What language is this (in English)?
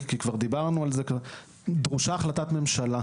Hebrew